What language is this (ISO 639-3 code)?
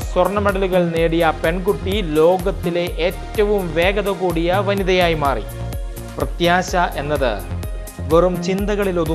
mal